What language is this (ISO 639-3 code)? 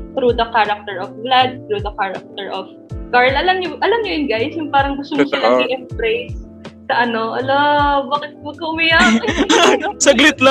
fil